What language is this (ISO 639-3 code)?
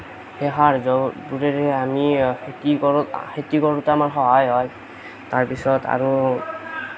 asm